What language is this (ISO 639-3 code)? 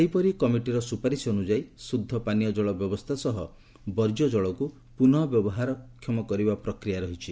ori